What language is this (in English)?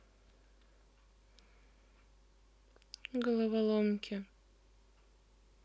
Russian